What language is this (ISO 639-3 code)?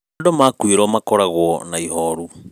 kik